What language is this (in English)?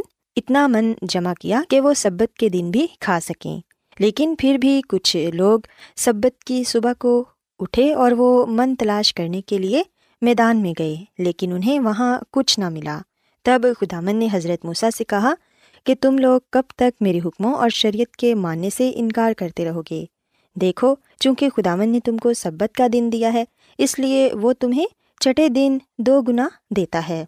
Urdu